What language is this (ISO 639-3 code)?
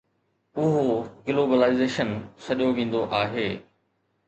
snd